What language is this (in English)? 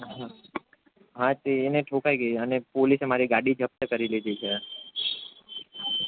Gujarati